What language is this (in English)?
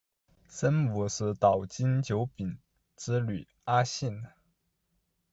Chinese